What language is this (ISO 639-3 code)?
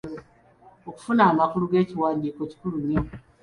lug